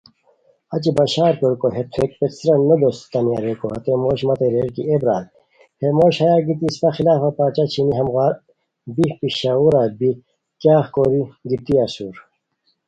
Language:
Khowar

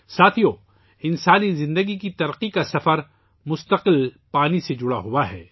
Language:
Urdu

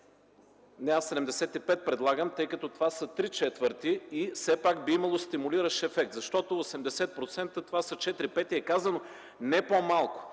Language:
Bulgarian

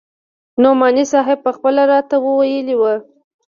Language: Pashto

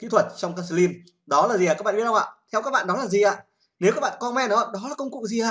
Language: Vietnamese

